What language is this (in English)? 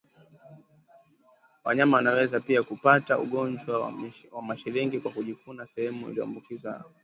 Swahili